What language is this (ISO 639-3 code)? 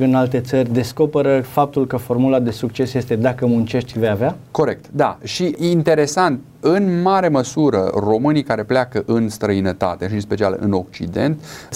ron